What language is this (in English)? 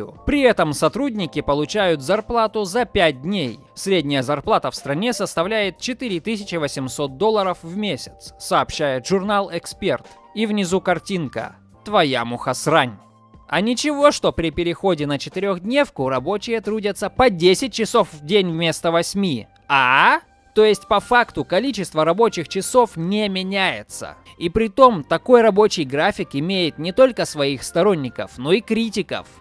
Russian